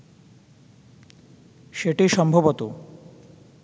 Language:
Bangla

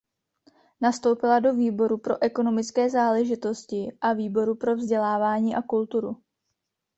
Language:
Czech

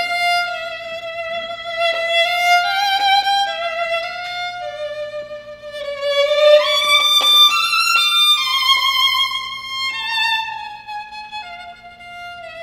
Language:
English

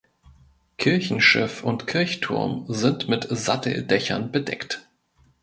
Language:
German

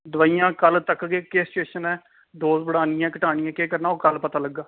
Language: Dogri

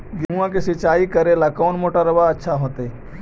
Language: Magahi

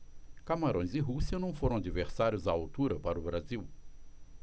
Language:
Portuguese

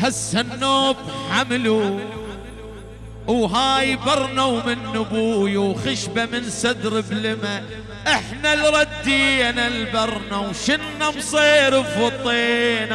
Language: Arabic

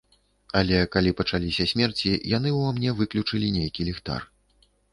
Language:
Belarusian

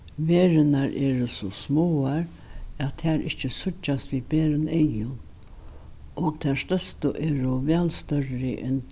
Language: Faroese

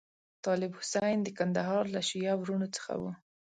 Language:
Pashto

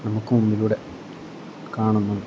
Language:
Malayalam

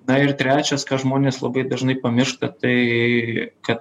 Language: Lithuanian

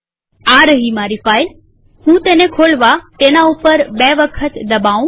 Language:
Gujarati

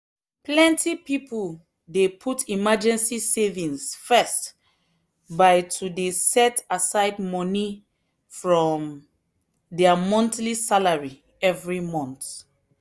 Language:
Nigerian Pidgin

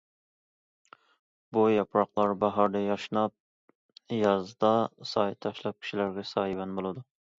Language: Uyghur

